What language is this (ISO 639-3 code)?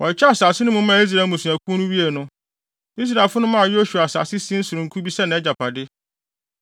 aka